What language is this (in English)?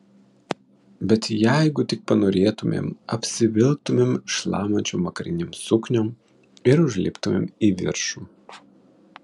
Lithuanian